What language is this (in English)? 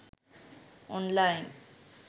Sinhala